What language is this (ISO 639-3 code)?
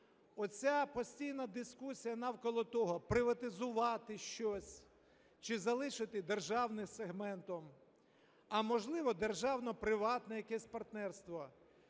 ukr